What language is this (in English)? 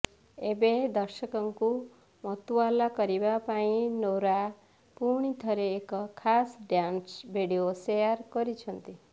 Odia